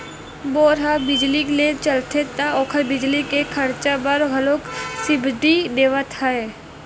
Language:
Chhattisgarhi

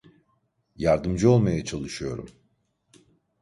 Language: Turkish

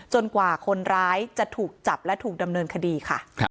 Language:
Thai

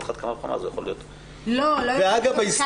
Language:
Hebrew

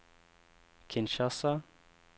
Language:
Norwegian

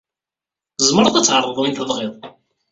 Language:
Kabyle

